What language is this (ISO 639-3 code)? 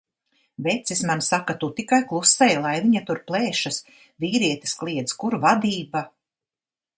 lav